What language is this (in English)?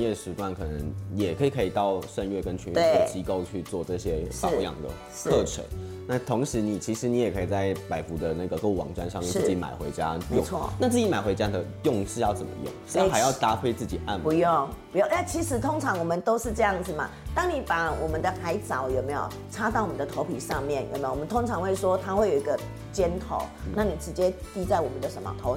Chinese